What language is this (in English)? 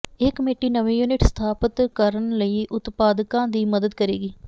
Punjabi